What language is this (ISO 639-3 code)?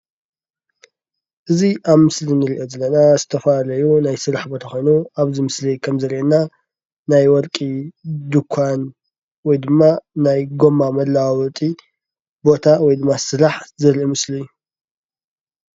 tir